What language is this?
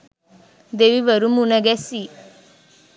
Sinhala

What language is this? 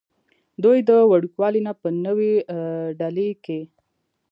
Pashto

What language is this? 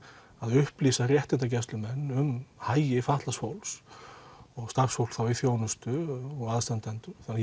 Icelandic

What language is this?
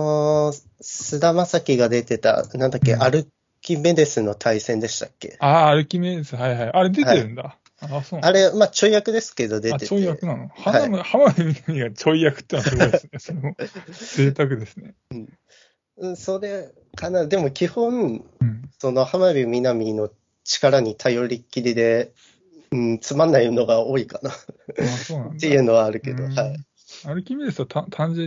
Japanese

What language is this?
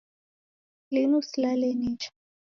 Taita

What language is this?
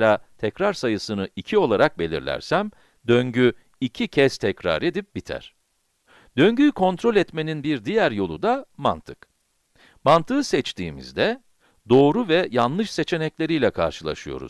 Turkish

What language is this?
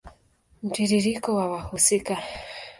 Swahili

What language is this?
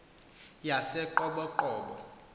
Xhosa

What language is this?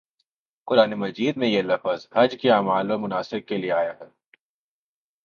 Urdu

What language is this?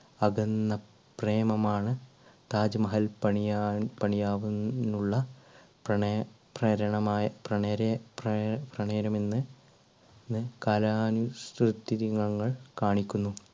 Malayalam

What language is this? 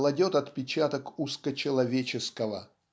Russian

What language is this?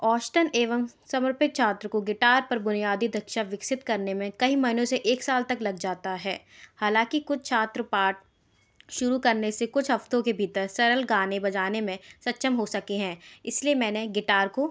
Hindi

